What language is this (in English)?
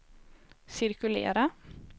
Swedish